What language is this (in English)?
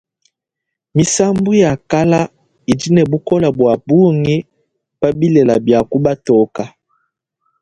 Luba-Lulua